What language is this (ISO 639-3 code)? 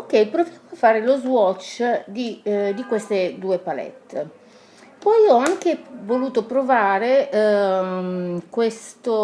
ita